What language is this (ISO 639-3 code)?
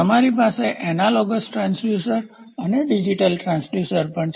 guj